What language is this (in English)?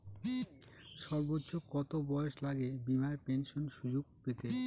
Bangla